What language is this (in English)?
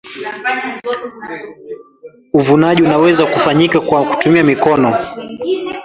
Swahili